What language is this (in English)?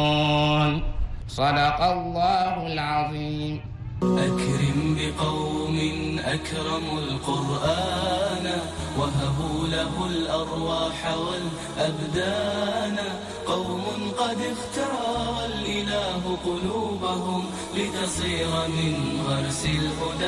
Arabic